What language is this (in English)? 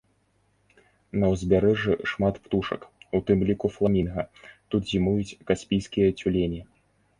Belarusian